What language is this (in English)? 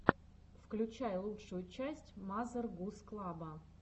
Russian